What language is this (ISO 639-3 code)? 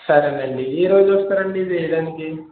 tel